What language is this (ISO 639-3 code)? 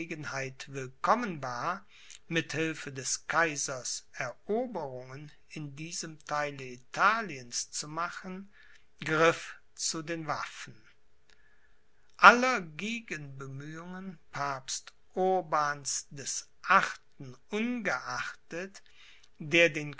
deu